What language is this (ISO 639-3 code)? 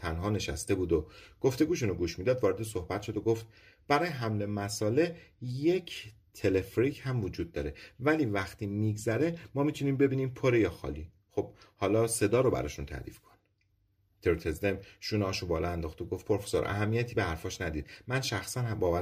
fas